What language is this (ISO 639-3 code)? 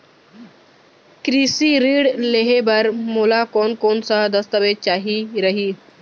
hne